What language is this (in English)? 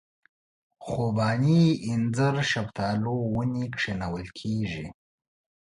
Pashto